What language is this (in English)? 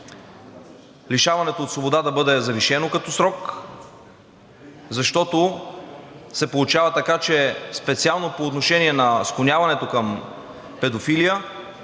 Bulgarian